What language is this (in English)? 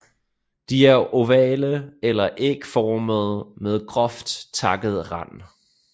Danish